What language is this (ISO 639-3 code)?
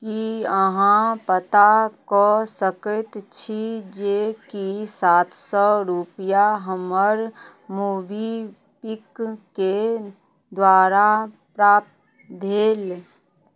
mai